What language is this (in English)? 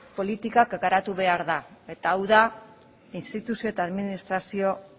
Basque